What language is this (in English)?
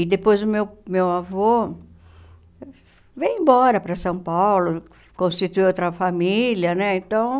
Portuguese